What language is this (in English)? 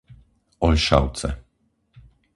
Slovak